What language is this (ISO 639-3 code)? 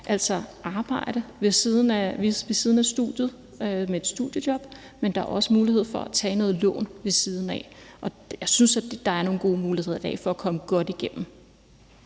dan